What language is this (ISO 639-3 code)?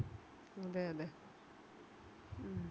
mal